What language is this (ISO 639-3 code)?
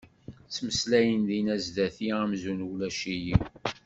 kab